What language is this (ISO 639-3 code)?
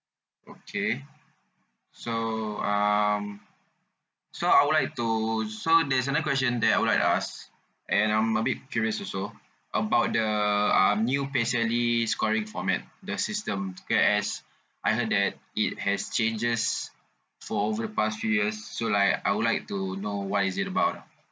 eng